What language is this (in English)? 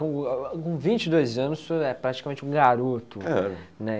Portuguese